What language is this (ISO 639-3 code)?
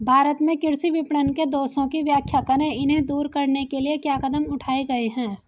hin